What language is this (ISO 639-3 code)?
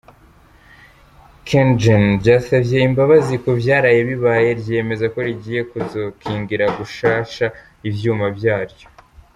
kin